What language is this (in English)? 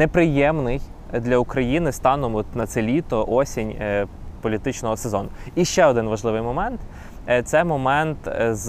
Ukrainian